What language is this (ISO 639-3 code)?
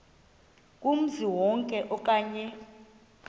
xho